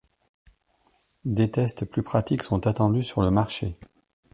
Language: French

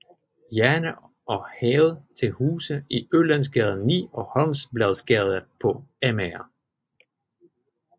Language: Danish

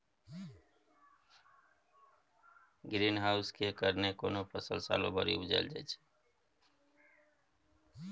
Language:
Maithili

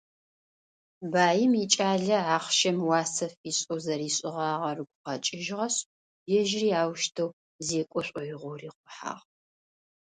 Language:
Adyghe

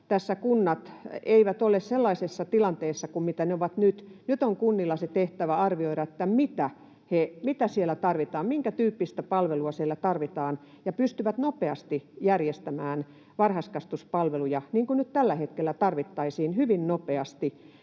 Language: Finnish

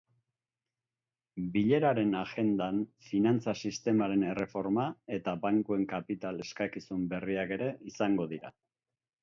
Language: Basque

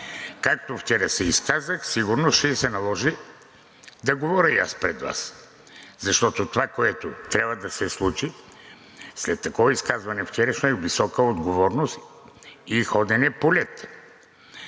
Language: Bulgarian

